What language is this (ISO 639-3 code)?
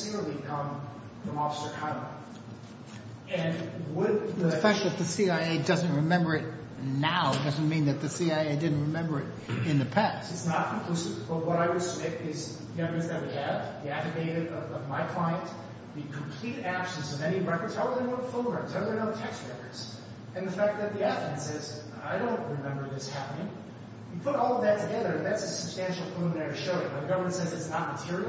eng